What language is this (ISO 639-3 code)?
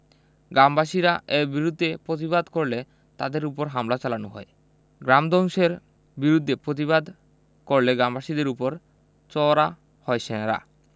ben